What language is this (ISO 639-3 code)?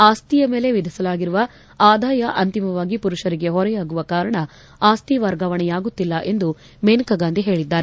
kan